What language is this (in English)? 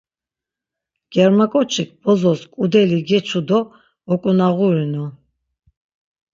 Laz